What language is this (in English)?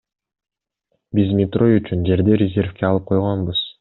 Kyrgyz